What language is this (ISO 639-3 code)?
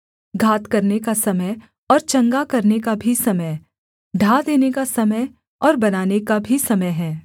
hin